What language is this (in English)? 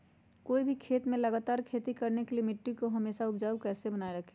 Magahi